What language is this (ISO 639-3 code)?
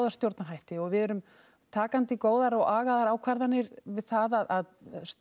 isl